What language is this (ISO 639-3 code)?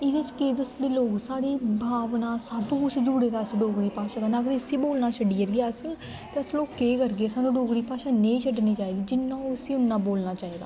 doi